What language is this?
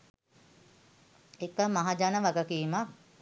Sinhala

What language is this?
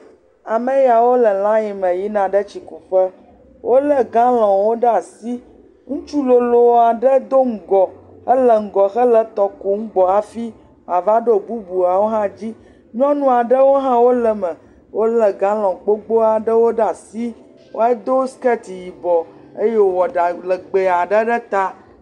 Ewe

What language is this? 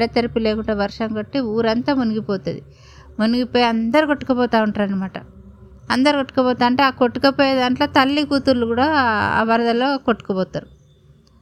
Telugu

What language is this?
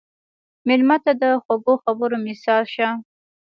Pashto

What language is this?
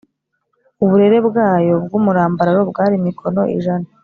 Kinyarwanda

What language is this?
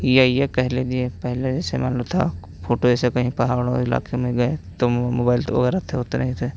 Hindi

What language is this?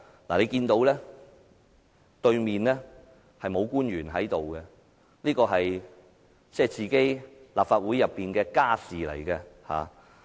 Cantonese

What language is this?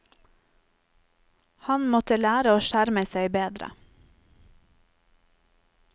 Norwegian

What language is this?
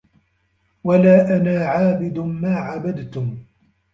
Arabic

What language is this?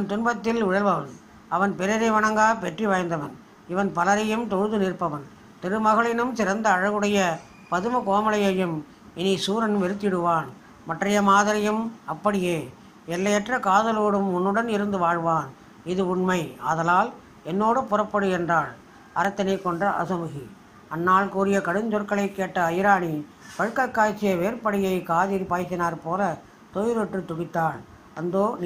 Tamil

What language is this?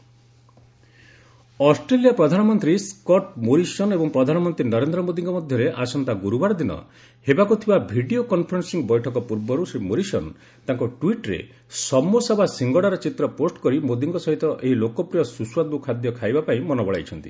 Odia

